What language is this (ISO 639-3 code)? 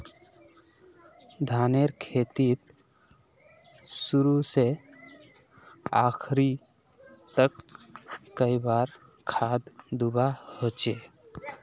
mag